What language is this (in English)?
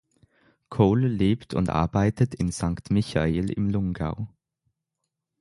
German